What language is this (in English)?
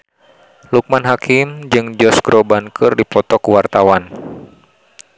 Sundanese